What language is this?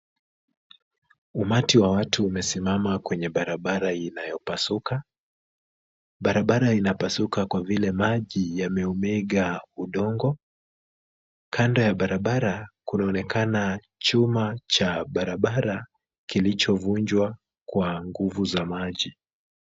Swahili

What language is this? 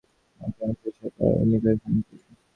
Bangla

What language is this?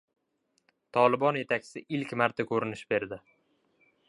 Uzbek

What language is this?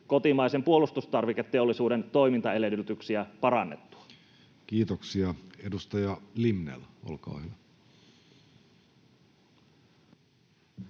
Finnish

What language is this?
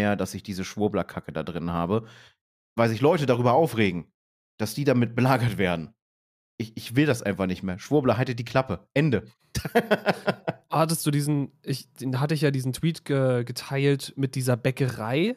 German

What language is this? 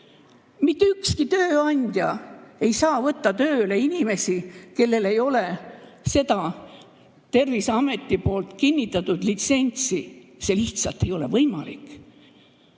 Estonian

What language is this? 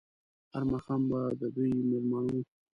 Pashto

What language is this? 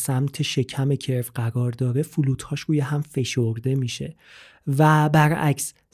Persian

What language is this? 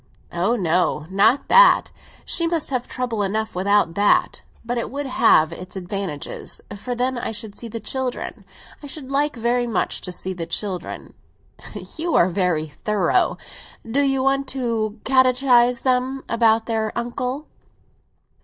English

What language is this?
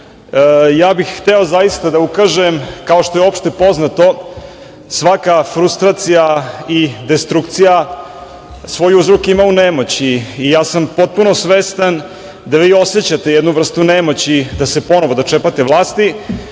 Serbian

